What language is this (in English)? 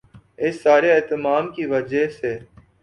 Urdu